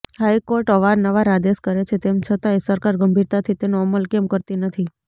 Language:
Gujarati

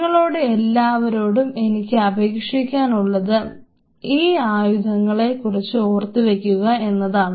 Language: Malayalam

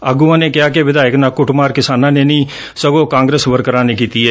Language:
Punjabi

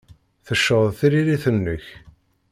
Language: Kabyle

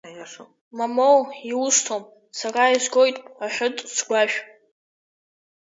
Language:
Abkhazian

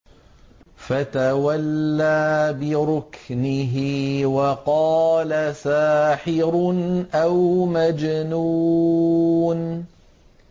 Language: Arabic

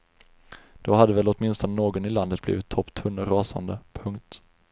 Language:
Swedish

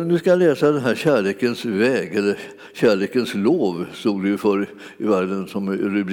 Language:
Swedish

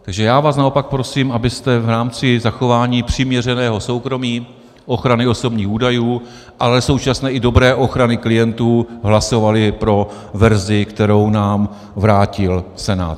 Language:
Czech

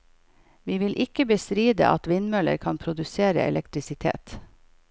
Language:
Norwegian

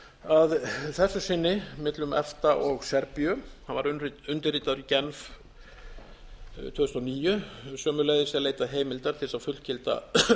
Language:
Icelandic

